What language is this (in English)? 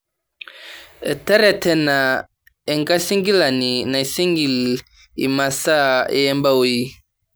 Masai